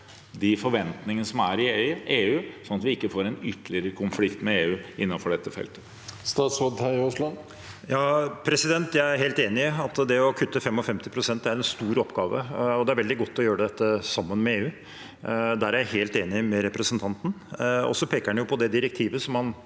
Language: Norwegian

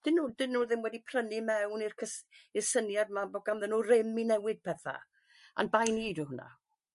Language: Welsh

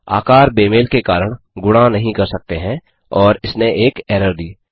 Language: Hindi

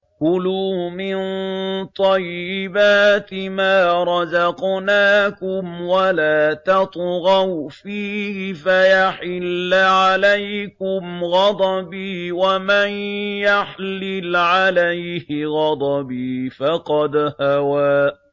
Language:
Arabic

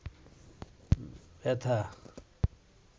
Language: Bangla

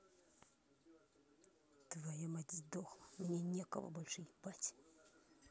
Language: Russian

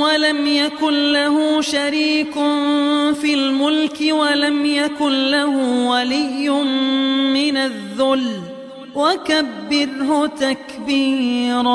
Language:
Arabic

